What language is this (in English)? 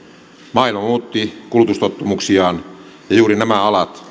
Finnish